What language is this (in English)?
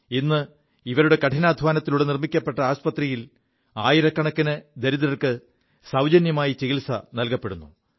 Malayalam